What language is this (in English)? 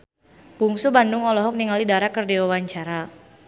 Sundanese